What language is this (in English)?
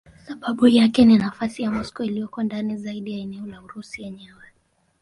Swahili